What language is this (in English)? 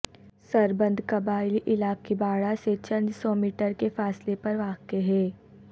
Urdu